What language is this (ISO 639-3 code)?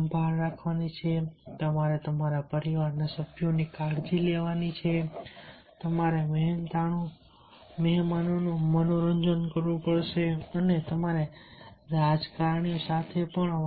guj